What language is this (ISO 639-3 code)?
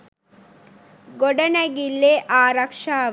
sin